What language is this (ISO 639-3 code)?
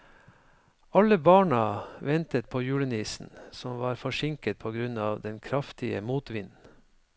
nor